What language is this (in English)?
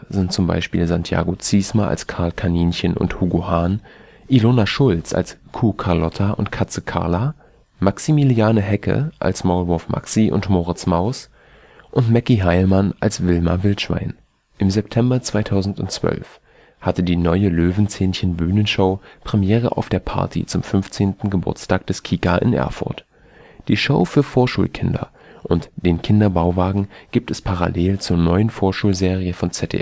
German